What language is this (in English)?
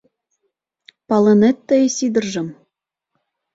Mari